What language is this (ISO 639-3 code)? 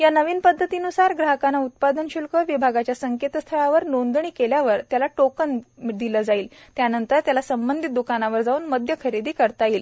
mar